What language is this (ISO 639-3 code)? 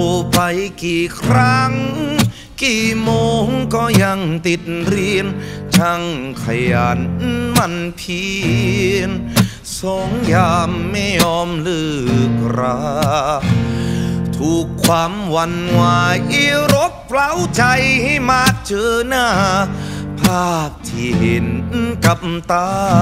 tha